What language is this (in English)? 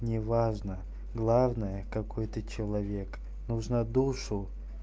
Russian